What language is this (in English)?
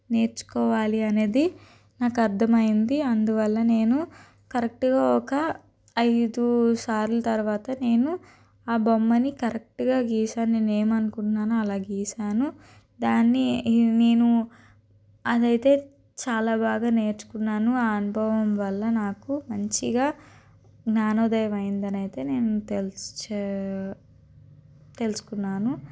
Telugu